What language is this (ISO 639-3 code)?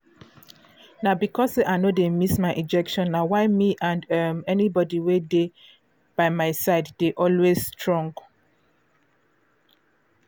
pcm